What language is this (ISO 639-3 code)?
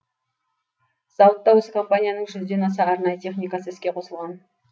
kaz